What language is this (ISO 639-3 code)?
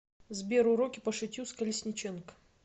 rus